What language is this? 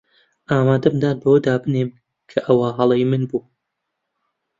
Central Kurdish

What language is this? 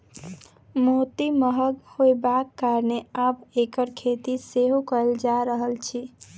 Maithili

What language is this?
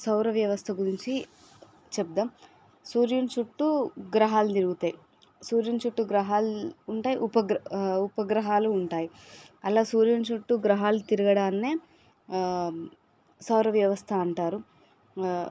Telugu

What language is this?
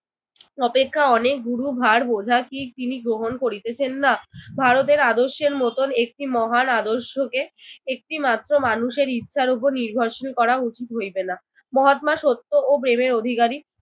Bangla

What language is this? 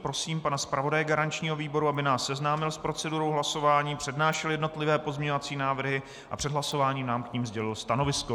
Czech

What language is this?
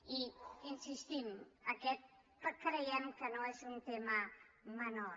Catalan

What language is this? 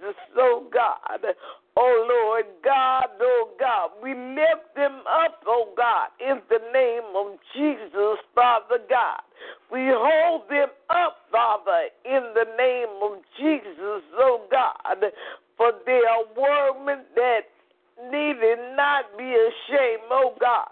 English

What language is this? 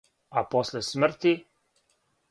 Serbian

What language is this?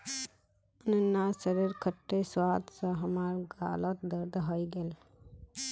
Magahi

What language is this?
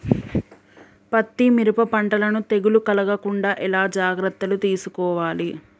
Telugu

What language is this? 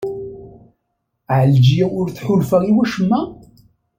Kabyle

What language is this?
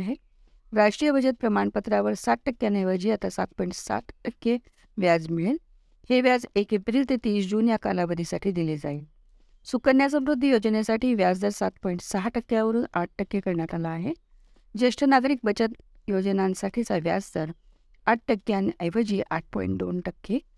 Marathi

